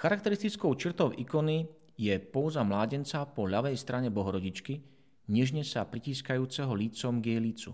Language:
Slovak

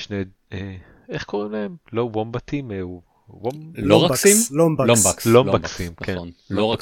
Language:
Hebrew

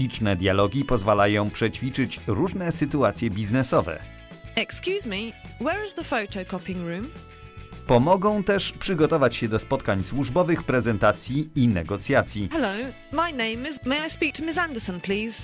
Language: Polish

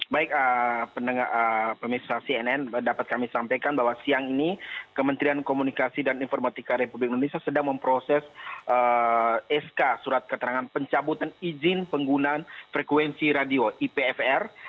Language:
Indonesian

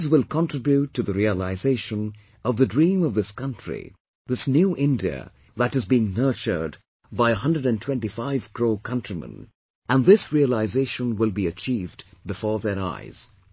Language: English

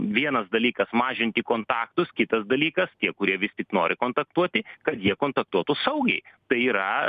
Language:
Lithuanian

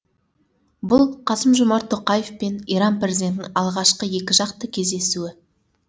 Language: Kazakh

